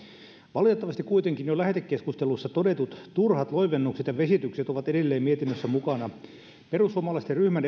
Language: Finnish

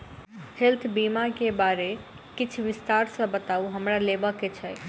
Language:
Maithili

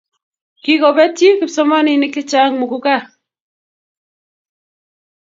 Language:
Kalenjin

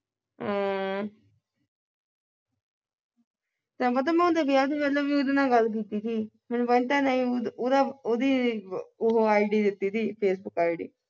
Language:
Punjabi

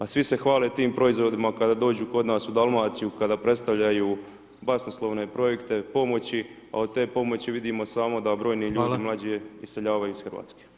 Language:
Croatian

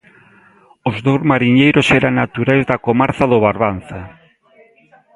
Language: Galician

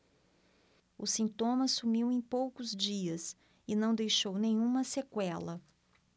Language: Portuguese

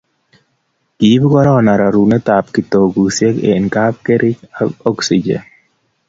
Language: Kalenjin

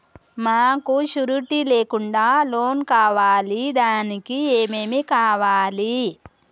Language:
Telugu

